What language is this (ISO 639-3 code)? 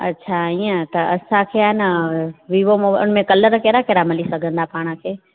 snd